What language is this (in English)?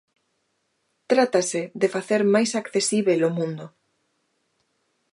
Galician